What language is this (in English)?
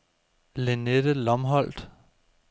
Danish